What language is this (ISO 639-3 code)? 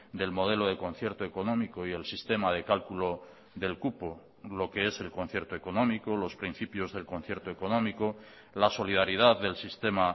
spa